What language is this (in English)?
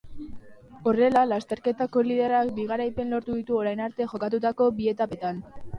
Basque